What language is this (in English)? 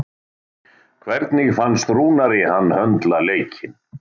Icelandic